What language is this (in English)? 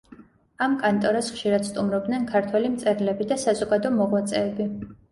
Georgian